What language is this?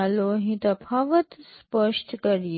Gujarati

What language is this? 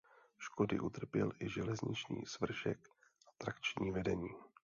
Czech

